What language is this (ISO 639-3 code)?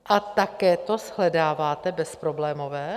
ces